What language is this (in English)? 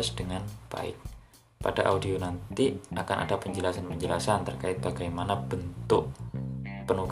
Indonesian